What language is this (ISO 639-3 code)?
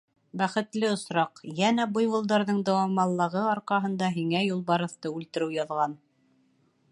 bak